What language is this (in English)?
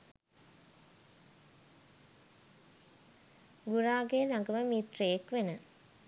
Sinhala